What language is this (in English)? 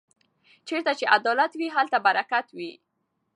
Pashto